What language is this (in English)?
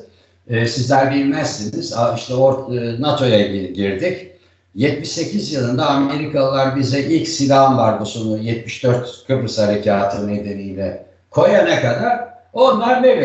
Turkish